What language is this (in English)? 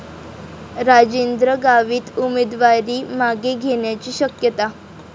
Marathi